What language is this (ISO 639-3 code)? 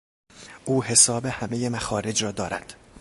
fas